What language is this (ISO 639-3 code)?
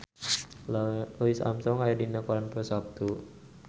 sun